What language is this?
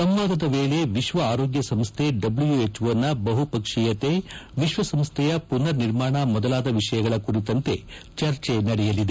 Kannada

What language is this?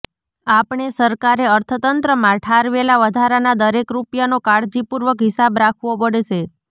Gujarati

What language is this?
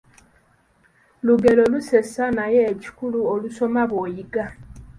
Ganda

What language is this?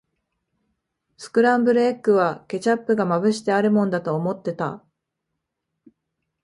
Japanese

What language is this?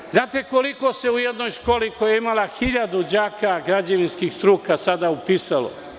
Serbian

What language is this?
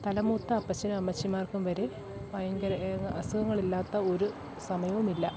Malayalam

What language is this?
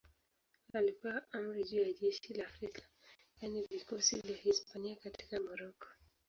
Swahili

